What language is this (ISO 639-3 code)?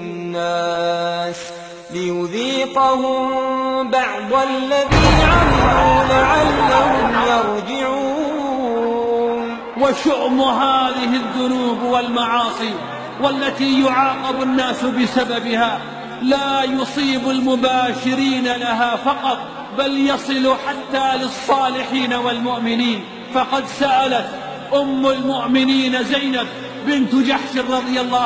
ara